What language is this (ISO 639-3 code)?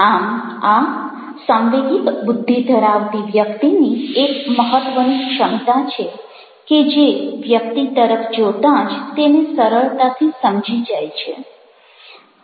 guj